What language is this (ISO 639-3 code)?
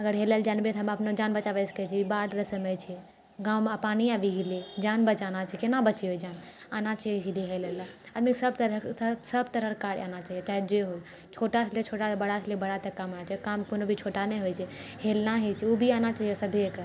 mai